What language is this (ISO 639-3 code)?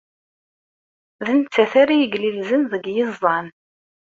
kab